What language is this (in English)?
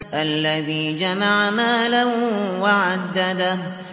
Arabic